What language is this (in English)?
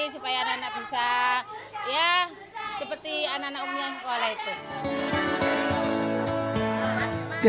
Indonesian